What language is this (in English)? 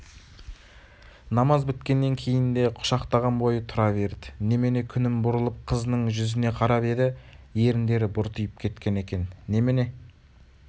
Kazakh